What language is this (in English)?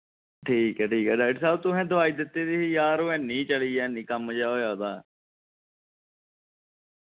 Dogri